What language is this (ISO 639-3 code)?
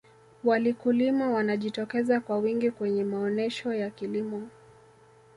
swa